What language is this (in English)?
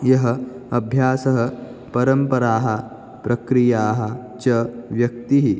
Sanskrit